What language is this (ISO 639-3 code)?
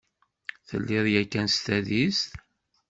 kab